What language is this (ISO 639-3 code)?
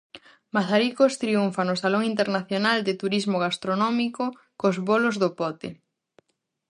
glg